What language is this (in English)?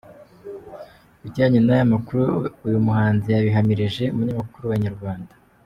Kinyarwanda